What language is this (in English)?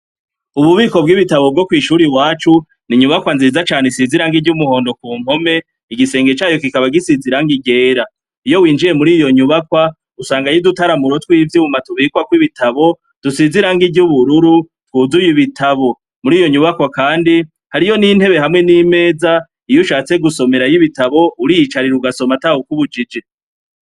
Rundi